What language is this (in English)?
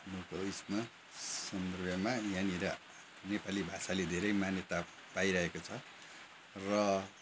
Nepali